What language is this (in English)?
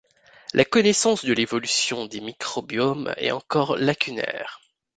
French